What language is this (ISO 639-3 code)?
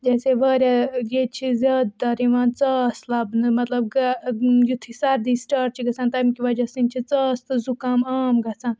kas